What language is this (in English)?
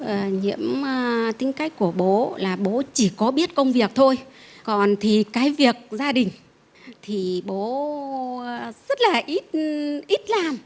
Vietnamese